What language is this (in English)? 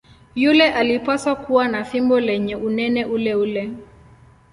Swahili